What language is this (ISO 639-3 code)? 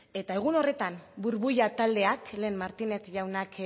eus